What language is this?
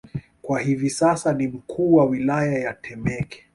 Swahili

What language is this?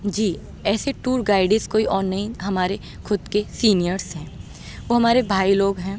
Urdu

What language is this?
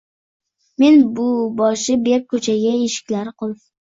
Uzbek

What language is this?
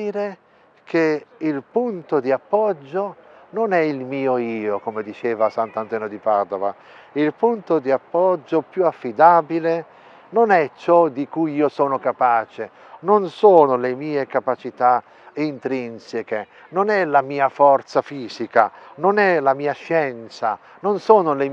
Italian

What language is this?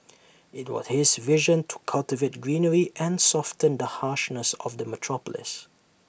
English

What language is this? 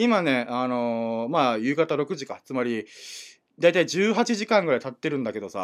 Japanese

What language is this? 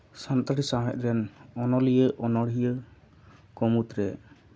Santali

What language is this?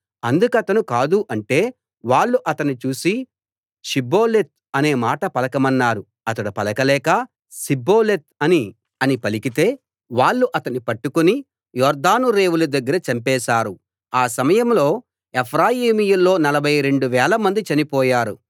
Telugu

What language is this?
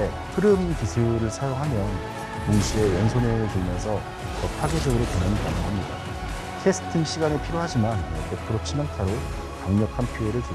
Korean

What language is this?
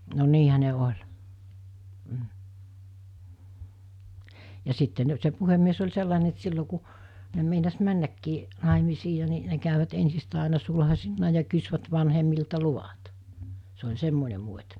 Finnish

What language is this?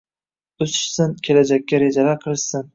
Uzbek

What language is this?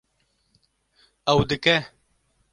Kurdish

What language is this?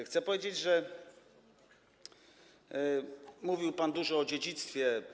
Polish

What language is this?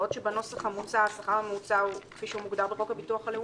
Hebrew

